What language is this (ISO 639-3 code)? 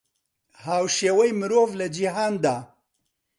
ckb